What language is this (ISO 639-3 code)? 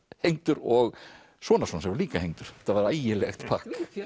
isl